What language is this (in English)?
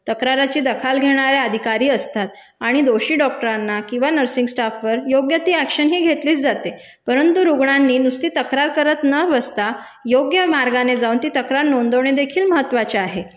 Marathi